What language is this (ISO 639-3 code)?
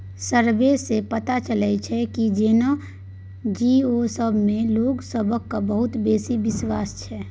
mai